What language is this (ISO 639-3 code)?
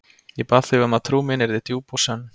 isl